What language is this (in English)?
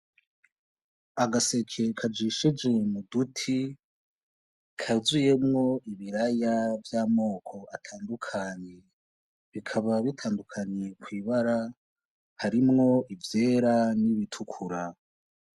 Rundi